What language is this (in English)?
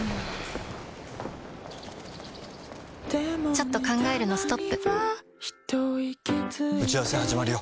Japanese